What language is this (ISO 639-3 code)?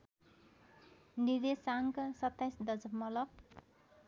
nep